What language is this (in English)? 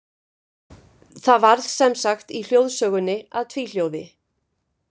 Icelandic